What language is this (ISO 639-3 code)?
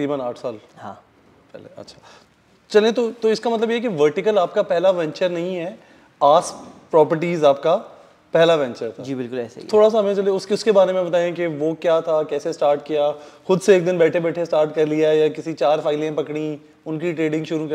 hin